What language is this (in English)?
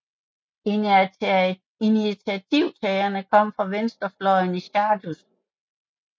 Danish